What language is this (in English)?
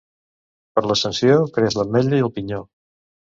Catalan